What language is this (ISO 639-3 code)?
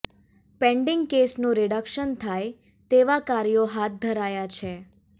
guj